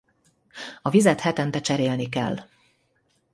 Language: Hungarian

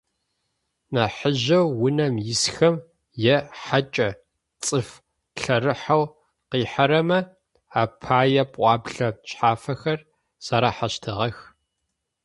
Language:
Adyghe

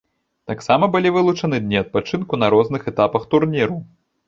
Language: Belarusian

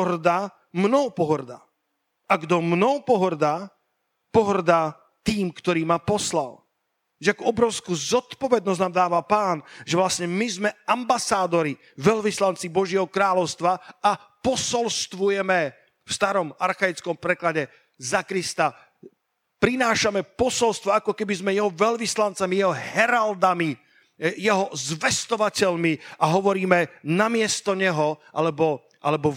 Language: Slovak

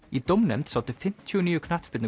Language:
Icelandic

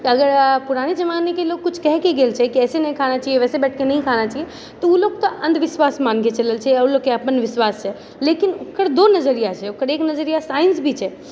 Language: Maithili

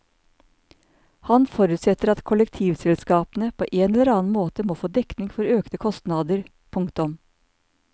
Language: Norwegian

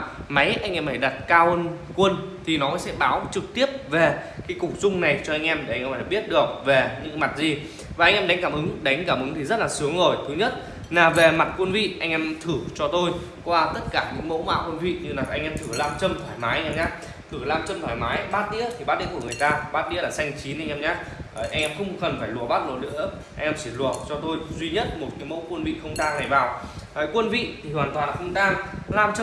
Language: Vietnamese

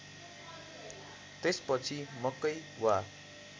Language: Nepali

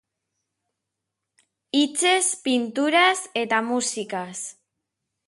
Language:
Basque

